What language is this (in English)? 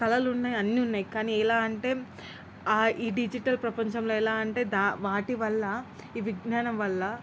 Telugu